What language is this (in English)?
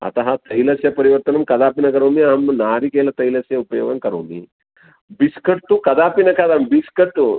Sanskrit